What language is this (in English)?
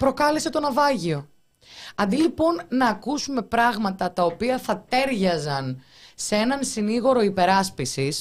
Greek